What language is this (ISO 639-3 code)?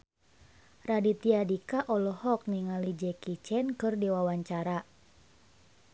sun